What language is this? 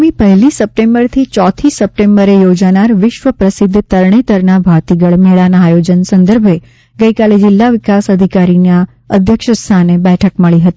Gujarati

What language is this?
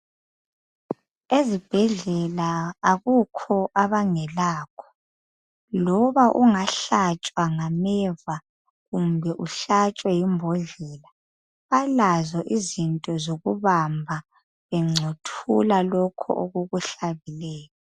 North Ndebele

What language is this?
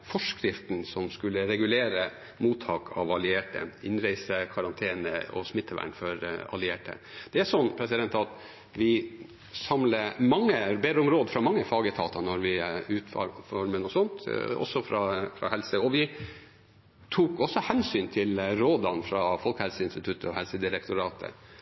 Norwegian Bokmål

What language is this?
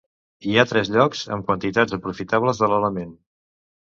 Catalan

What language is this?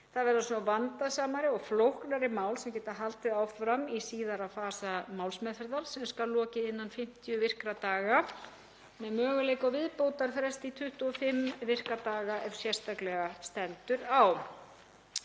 Icelandic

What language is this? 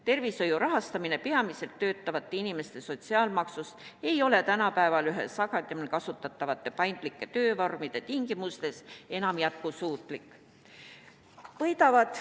Estonian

